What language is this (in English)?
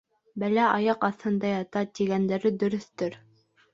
Bashkir